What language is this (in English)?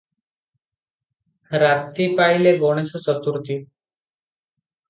Odia